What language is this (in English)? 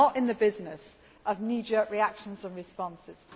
English